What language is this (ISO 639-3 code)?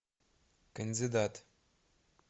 rus